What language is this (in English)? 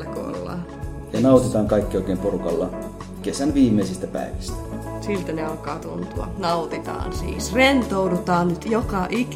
Finnish